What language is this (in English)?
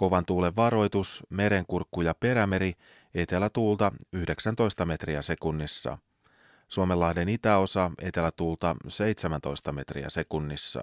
Finnish